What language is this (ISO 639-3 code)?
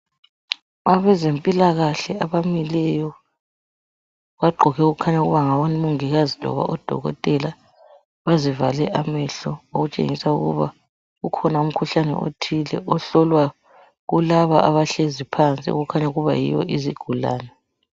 nde